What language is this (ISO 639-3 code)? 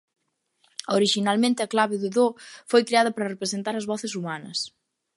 glg